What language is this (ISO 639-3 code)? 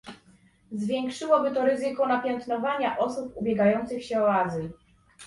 pol